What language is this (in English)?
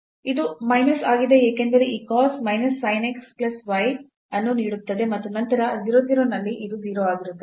Kannada